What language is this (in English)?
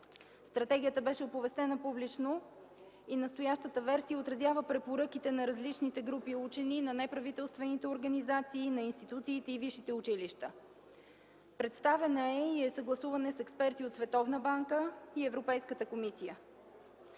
Bulgarian